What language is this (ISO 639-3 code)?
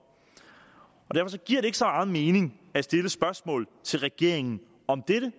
dan